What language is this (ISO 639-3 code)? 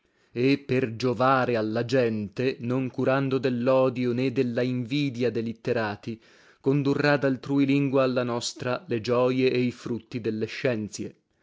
ita